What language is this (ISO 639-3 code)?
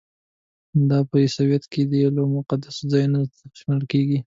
pus